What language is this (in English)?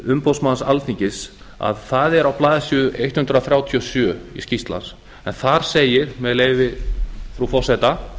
Icelandic